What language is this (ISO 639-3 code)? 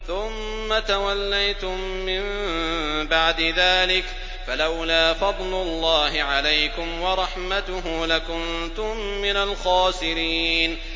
ara